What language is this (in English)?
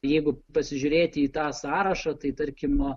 Lithuanian